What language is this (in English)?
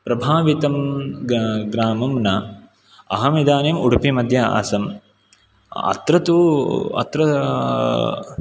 Sanskrit